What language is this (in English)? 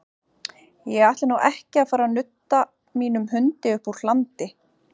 Icelandic